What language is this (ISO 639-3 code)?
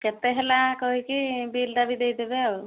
ori